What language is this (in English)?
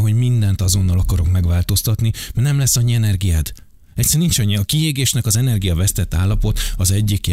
Hungarian